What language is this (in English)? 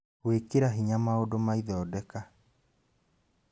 Kikuyu